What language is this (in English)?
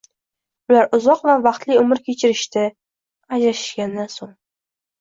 Uzbek